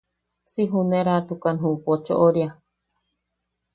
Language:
Yaqui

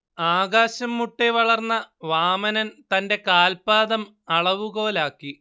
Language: Malayalam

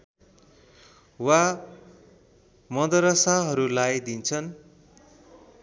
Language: Nepali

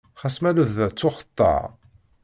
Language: Kabyle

